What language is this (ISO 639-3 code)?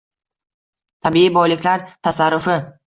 uzb